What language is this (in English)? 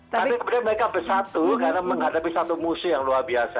Indonesian